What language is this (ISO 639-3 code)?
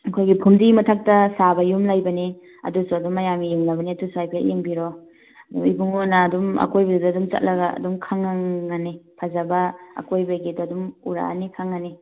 mni